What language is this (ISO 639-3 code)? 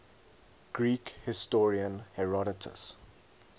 eng